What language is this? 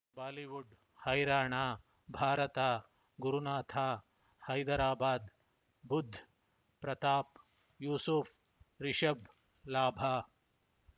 Kannada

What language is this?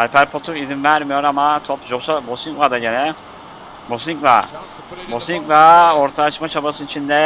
Turkish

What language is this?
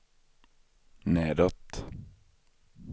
Swedish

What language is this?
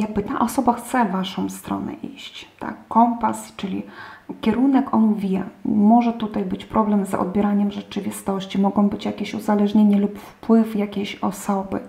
Polish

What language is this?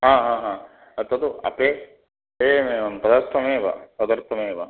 Sanskrit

